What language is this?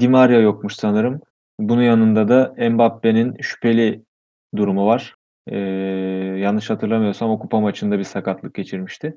Turkish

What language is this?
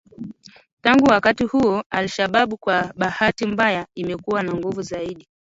Swahili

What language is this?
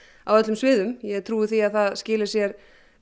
Icelandic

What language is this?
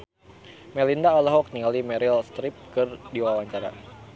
Sundanese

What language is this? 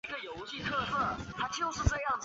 Chinese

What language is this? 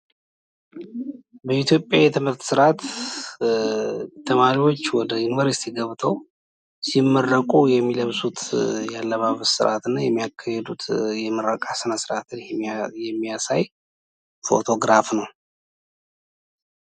Amharic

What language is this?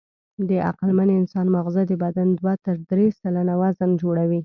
Pashto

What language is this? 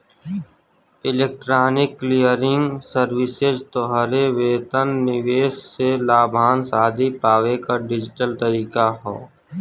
Bhojpuri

